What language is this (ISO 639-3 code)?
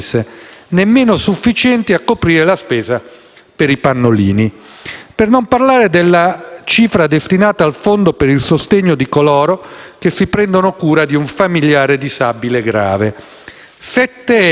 ita